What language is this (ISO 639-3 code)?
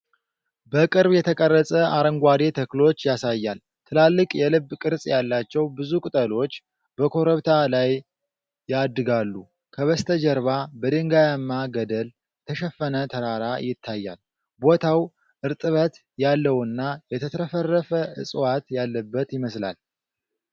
amh